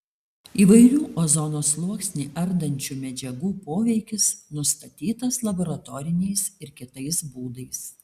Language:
Lithuanian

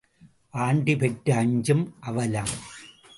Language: Tamil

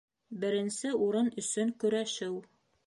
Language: Bashkir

